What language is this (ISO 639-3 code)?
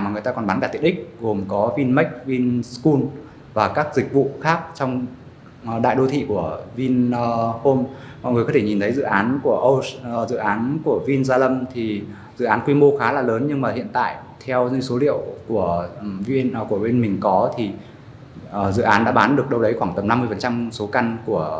vie